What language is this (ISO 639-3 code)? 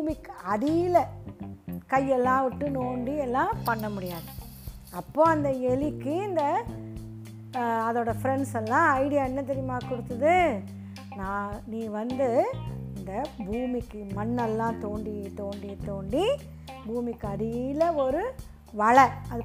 tam